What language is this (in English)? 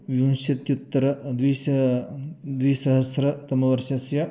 Sanskrit